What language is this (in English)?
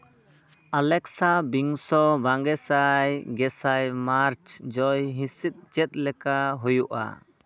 Santali